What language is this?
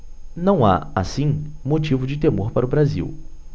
Portuguese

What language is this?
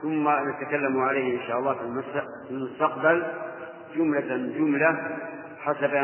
Arabic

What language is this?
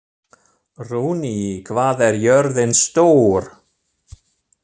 Icelandic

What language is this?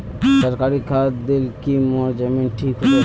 Magahi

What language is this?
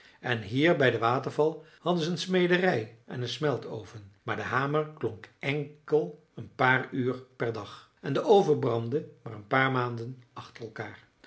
Dutch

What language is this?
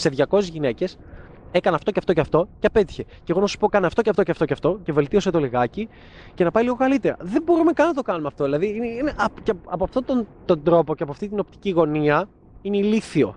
Greek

